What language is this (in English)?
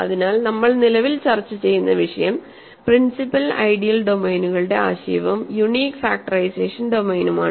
Malayalam